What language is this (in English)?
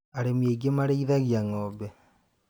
Kikuyu